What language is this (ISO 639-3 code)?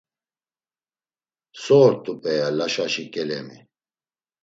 lzz